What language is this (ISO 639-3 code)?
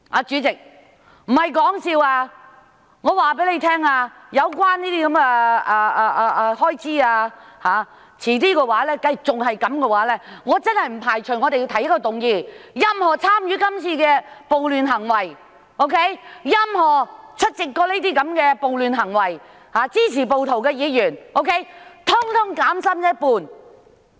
yue